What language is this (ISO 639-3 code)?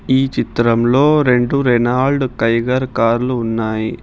tel